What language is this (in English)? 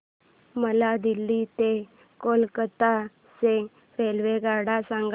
Marathi